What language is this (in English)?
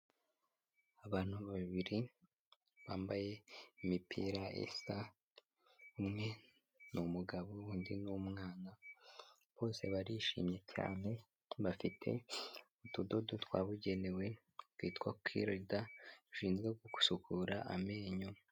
Kinyarwanda